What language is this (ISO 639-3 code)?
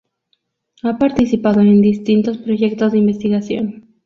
spa